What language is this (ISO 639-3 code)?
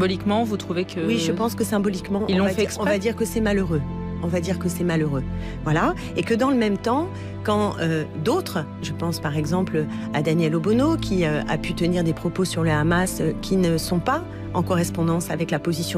fra